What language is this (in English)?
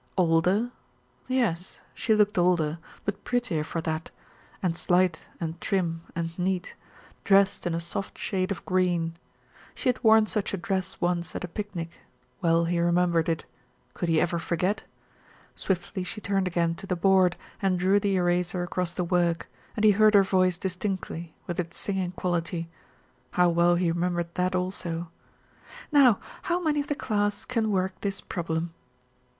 English